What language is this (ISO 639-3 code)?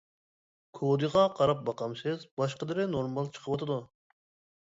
uig